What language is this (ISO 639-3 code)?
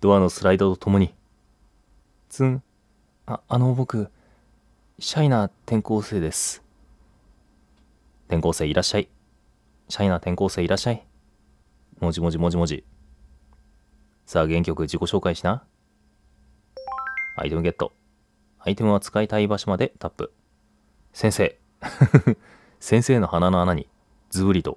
jpn